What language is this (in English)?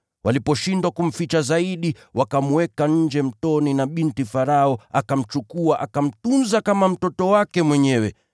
Swahili